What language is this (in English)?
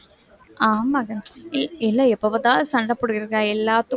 Tamil